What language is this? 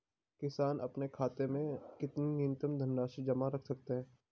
Hindi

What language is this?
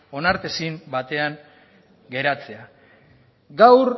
Basque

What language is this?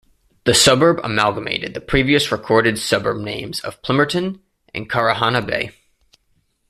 English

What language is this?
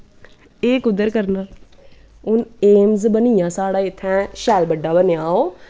Dogri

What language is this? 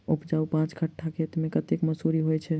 Maithili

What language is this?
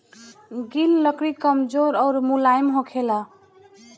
Bhojpuri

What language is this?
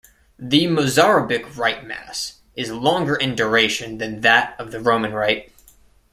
English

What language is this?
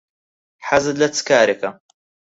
Central Kurdish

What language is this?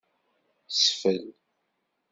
Kabyle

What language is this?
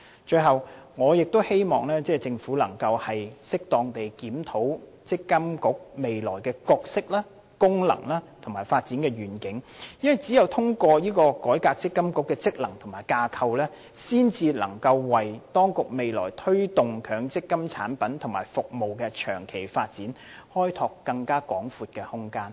Cantonese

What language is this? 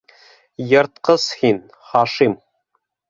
Bashkir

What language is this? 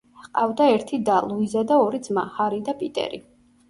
Georgian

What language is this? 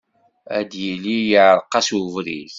Kabyle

